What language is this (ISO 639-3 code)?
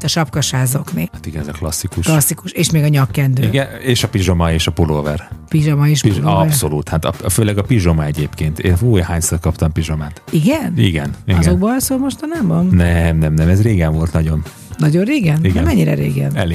hun